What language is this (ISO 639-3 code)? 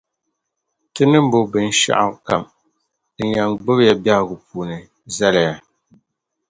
dag